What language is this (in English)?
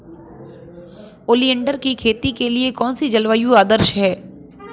Hindi